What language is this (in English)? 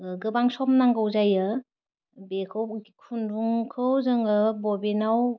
Bodo